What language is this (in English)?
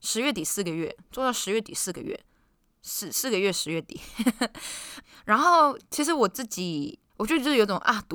Chinese